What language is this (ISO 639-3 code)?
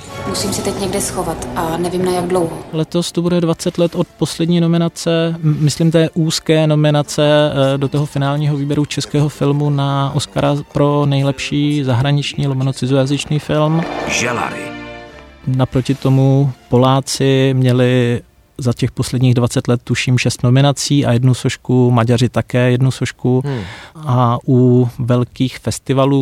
ces